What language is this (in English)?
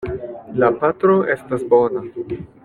Esperanto